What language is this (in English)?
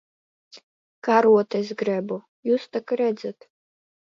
Latvian